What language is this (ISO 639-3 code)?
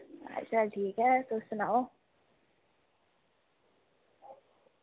doi